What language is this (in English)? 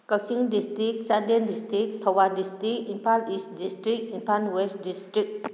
Manipuri